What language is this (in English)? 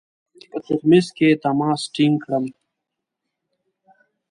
Pashto